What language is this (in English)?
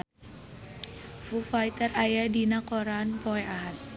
Sundanese